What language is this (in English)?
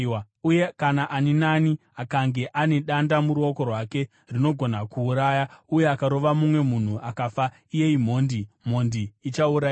Shona